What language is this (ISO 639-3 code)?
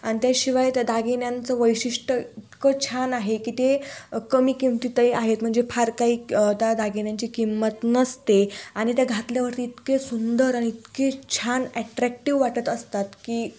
mar